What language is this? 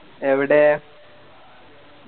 Malayalam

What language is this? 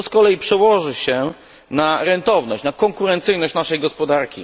Polish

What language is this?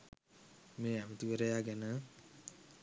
Sinhala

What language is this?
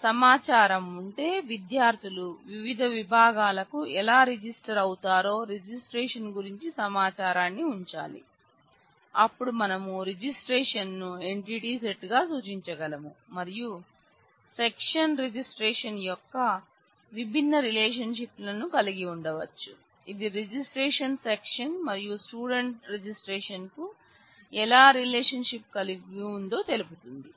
Telugu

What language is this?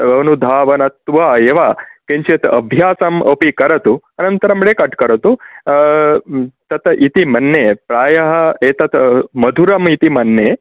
Sanskrit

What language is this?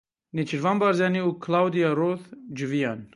Kurdish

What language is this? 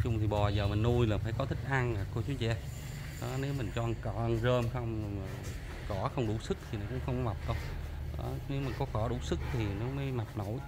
Vietnamese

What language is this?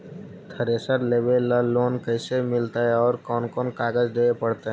Magahi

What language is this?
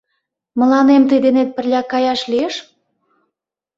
Mari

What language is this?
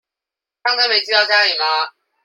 Chinese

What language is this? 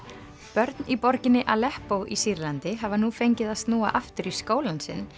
Icelandic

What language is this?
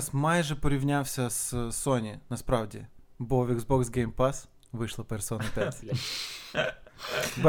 Ukrainian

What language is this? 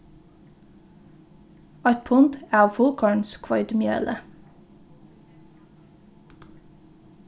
Faroese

